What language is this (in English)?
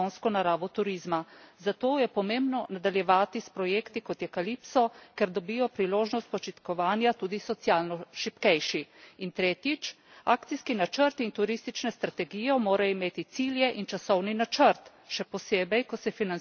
Slovenian